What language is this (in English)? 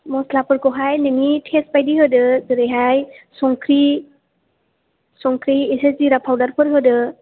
Bodo